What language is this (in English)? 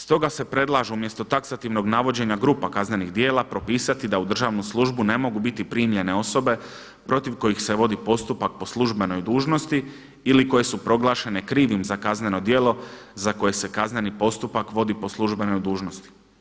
Croatian